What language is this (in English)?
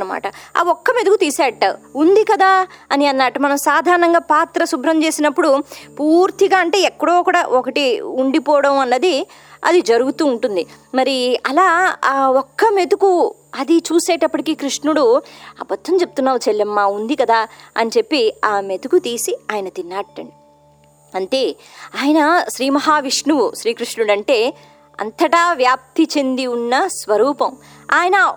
Telugu